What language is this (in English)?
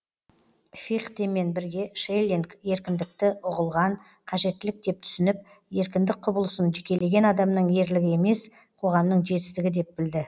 Kazakh